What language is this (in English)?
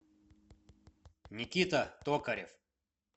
Russian